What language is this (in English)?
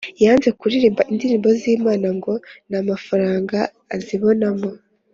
Kinyarwanda